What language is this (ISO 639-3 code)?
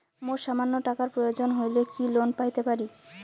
ben